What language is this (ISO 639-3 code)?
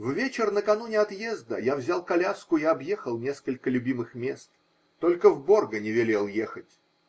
rus